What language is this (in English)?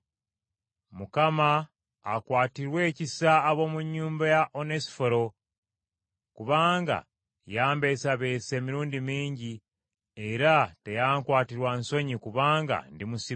Ganda